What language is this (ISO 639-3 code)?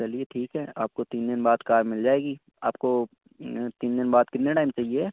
urd